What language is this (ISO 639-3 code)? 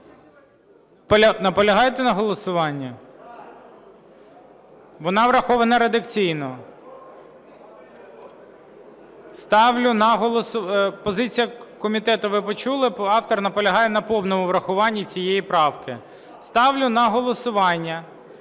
ukr